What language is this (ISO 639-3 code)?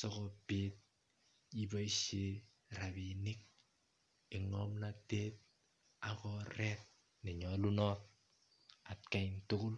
kln